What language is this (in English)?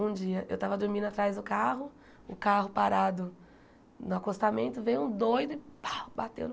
Portuguese